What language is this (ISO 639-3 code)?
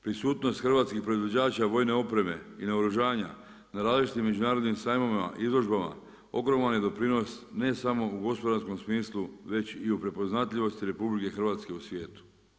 hrv